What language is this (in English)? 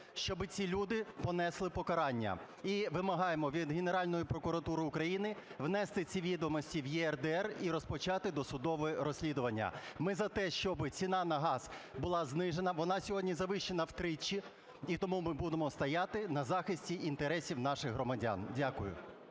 Ukrainian